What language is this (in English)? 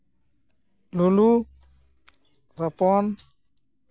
Santali